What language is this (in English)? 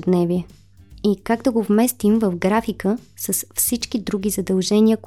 Bulgarian